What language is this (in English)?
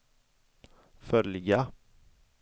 Swedish